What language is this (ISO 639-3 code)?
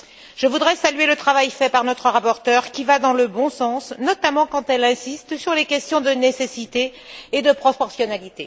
fra